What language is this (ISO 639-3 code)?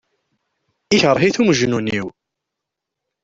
kab